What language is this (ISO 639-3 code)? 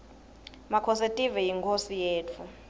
ssw